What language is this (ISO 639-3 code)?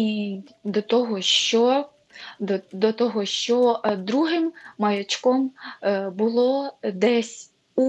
ukr